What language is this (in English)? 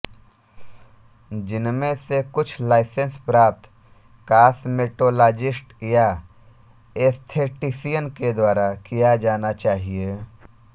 Hindi